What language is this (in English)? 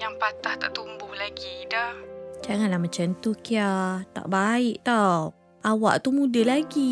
Malay